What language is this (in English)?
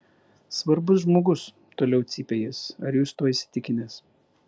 Lithuanian